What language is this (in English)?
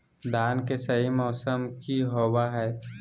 Magahi